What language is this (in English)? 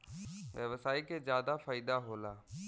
Bhojpuri